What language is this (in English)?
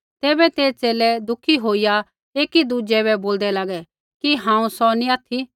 Kullu Pahari